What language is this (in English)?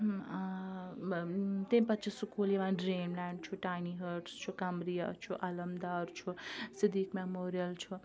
Kashmiri